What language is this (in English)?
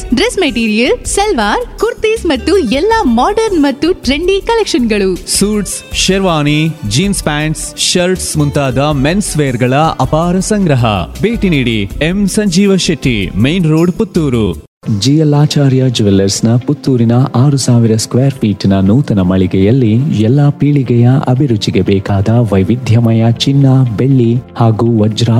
Kannada